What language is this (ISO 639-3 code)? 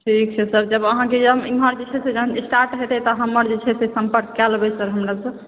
mai